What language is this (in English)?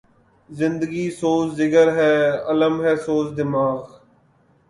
Urdu